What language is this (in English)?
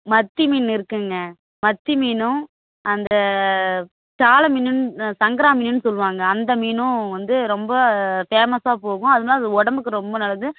Tamil